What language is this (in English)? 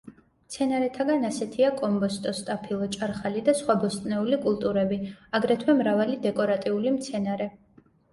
Georgian